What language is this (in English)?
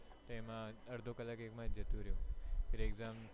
Gujarati